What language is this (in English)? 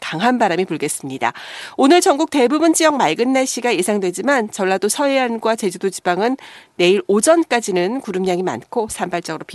Korean